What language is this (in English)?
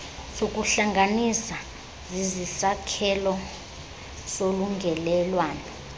Xhosa